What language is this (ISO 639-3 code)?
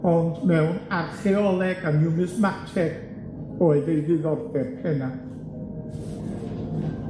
cym